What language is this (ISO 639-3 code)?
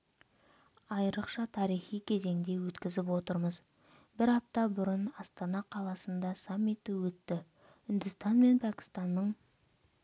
kaz